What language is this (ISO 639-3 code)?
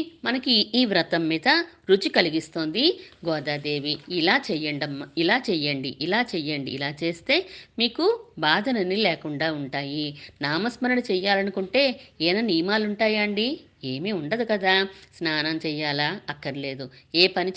tel